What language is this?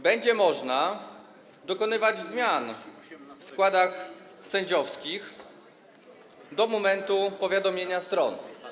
Polish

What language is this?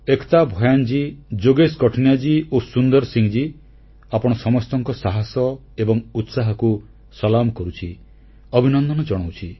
Odia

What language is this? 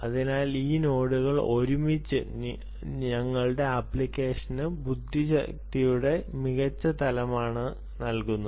Malayalam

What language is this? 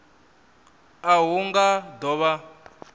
Venda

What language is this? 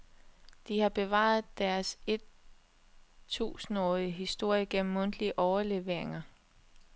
Danish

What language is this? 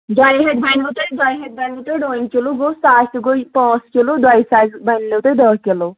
Kashmiri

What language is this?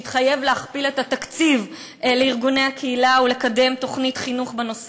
Hebrew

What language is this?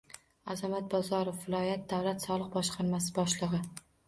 Uzbek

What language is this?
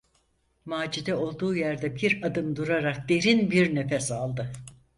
Turkish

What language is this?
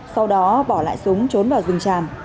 Vietnamese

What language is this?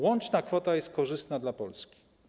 Polish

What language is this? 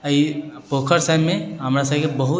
Maithili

